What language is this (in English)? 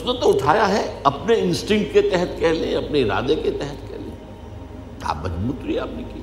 Urdu